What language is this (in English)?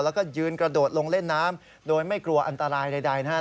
Thai